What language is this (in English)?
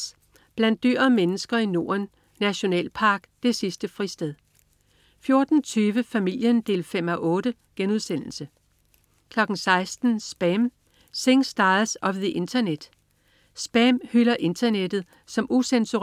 Danish